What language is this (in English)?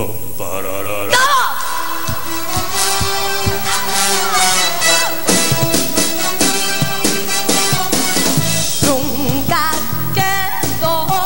Thai